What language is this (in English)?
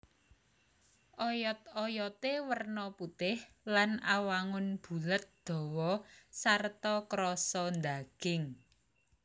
Javanese